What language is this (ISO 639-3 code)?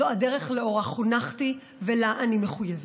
heb